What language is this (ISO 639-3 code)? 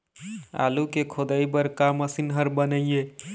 hne